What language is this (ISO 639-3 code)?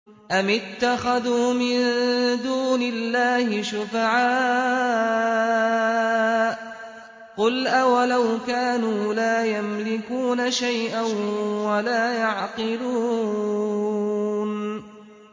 ara